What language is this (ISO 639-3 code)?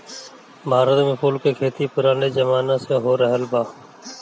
bho